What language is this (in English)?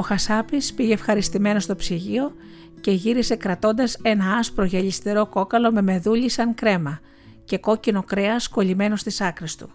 Greek